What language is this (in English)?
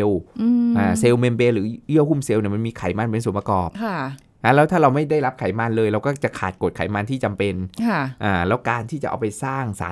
Thai